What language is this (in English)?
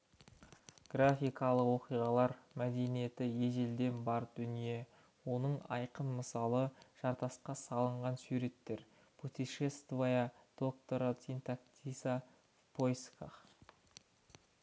Kazakh